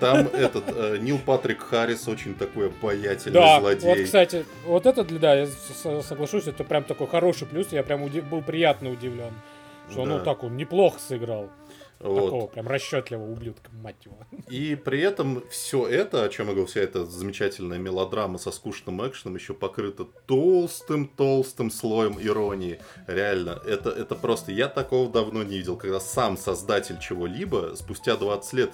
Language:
Russian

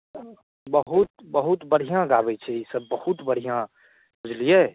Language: Maithili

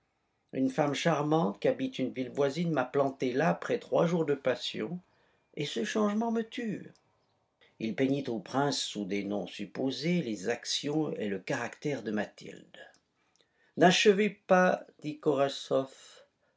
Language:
French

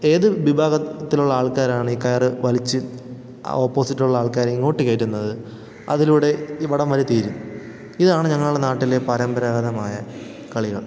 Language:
Malayalam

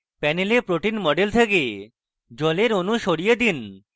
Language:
Bangla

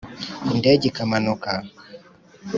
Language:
Kinyarwanda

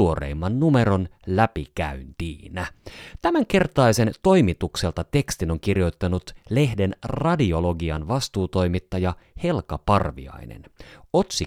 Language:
Finnish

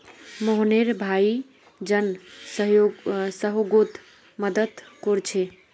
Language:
Magahi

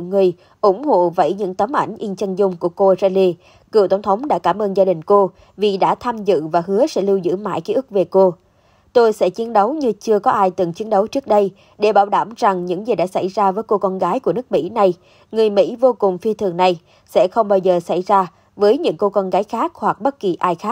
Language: Vietnamese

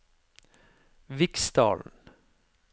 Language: Norwegian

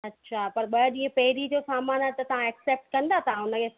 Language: Sindhi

